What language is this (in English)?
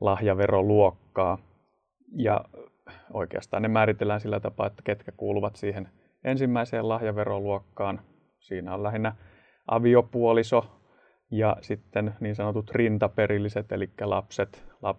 Finnish